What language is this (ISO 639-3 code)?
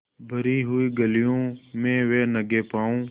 hin